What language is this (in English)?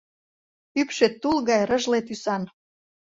Mari